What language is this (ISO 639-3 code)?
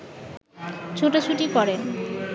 ben